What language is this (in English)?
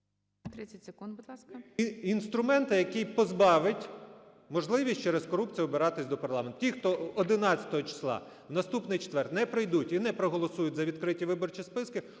Ukrainian